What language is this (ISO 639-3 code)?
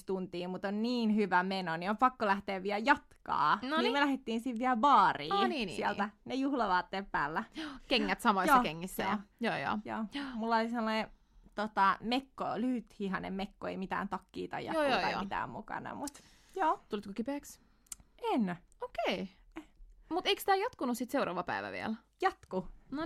fin